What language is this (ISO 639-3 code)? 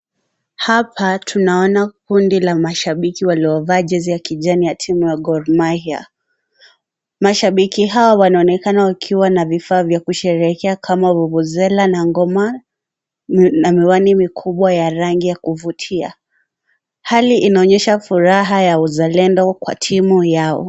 swa